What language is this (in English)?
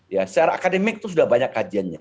Indonesian